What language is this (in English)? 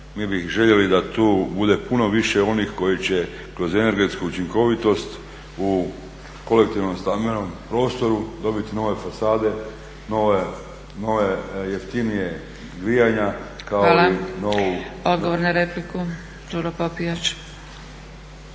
Croatian